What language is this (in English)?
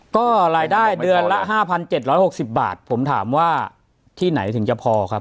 Thai